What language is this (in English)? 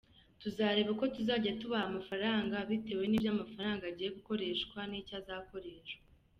Kinyarwanda